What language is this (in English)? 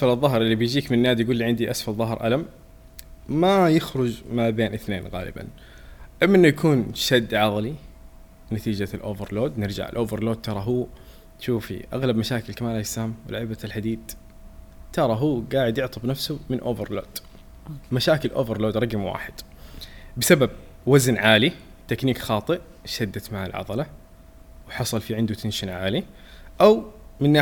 Arabic